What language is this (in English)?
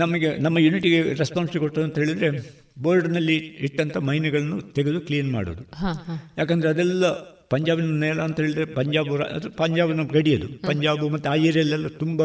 Kannada